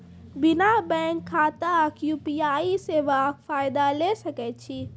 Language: Maithili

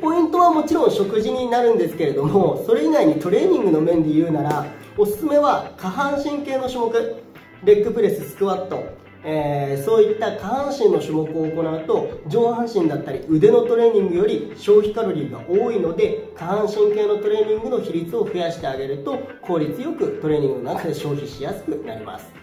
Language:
Japanese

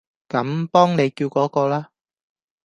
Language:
Cantonese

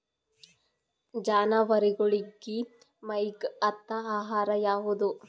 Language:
Kannada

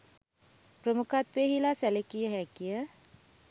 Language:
Sinhala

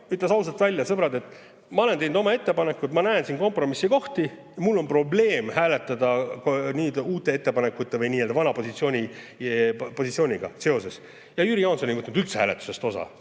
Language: Estonian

